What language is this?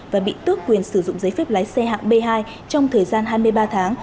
Vietnamese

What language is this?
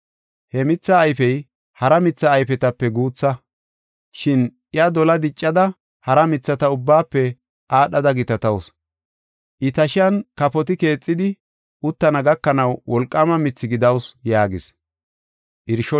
Gofa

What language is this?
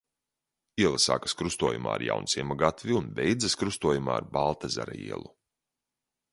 Latvian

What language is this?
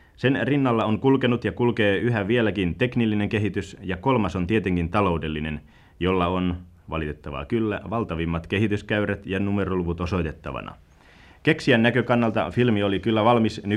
Finnish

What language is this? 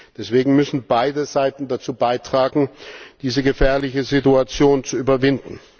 German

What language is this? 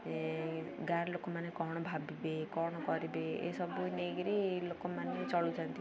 Odia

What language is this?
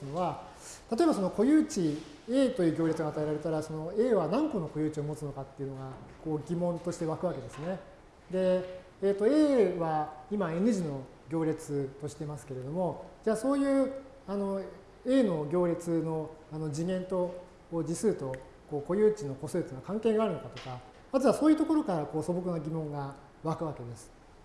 Japanese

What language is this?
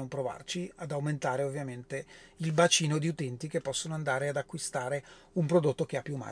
Italian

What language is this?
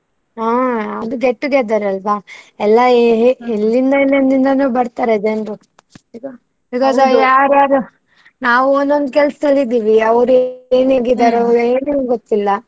Kannada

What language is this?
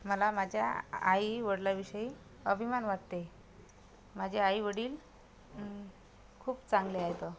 Marathi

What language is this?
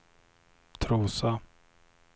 Swedish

